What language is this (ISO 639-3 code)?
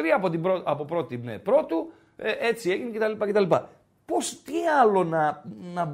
ell